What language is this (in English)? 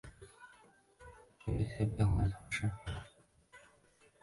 Chinese